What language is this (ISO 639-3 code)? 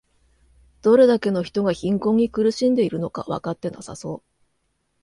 jpn